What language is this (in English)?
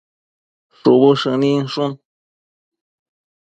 Matsés